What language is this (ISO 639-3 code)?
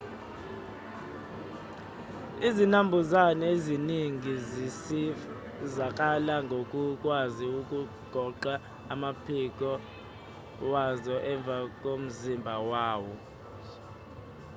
zul